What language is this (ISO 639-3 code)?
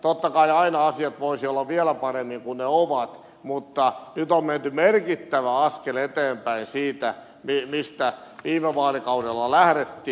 fin